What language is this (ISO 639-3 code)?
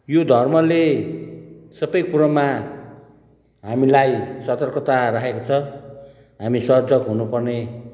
nep